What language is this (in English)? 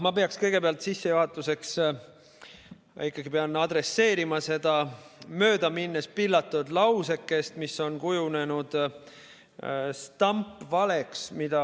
Estonian